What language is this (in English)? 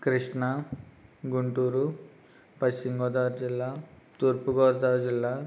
Telugu